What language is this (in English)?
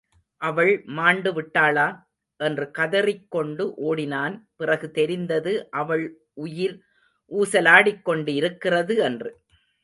Tamil